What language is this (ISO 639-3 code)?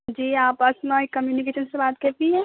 urd